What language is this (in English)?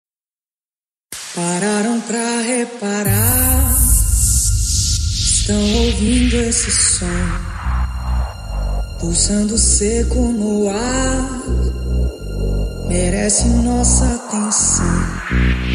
Turkish